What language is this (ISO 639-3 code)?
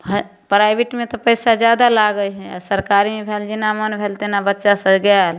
mai